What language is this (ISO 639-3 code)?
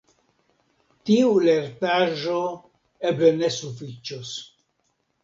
epo